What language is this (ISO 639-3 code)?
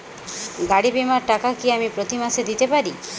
ben